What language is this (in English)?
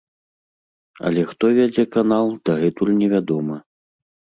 Belarusian